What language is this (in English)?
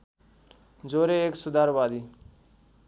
Nepali